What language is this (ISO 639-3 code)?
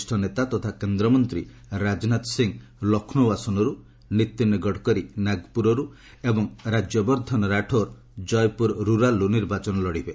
ori